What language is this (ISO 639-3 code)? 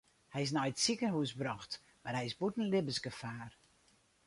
fry